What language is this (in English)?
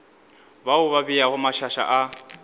Northern Sotho